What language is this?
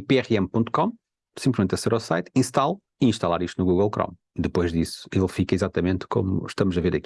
Portuguese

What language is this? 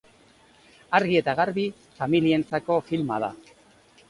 Basque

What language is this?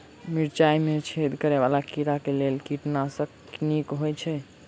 Maithili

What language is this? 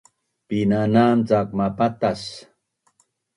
Bunun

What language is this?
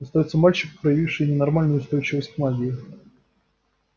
Russian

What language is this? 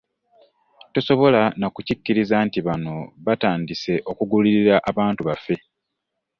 Ganda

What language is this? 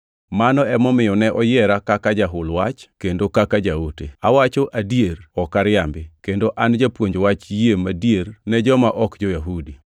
Luo (Kenya and Tanzania)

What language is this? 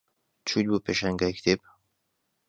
Central Kurdish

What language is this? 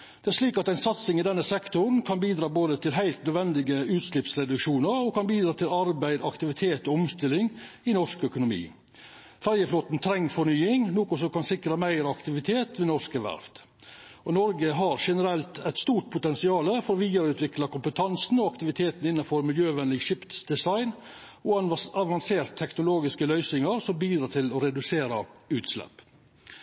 Norwegian Nynorsk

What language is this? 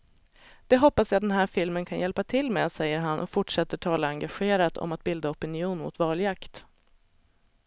Swedish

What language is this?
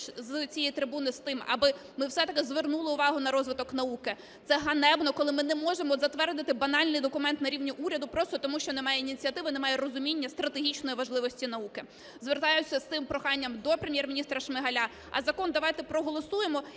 Ukrainian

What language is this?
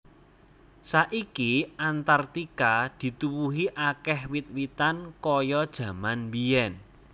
Javanese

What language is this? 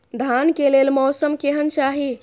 Maithili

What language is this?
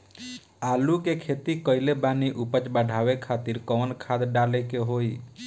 Bhojpuri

